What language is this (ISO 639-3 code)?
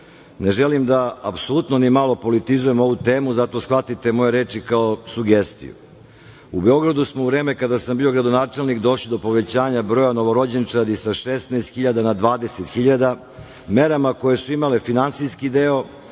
srp